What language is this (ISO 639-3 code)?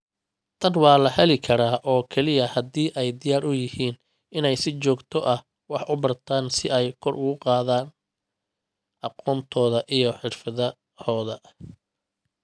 som